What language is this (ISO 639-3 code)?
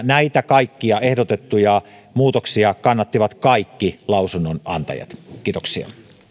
fin